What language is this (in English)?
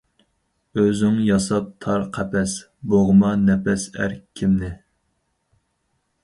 Uyghur